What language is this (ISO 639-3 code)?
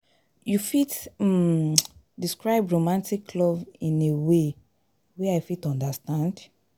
pcm